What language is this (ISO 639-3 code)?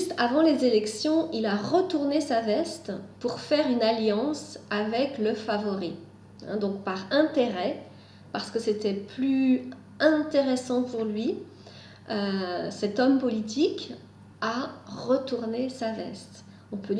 fra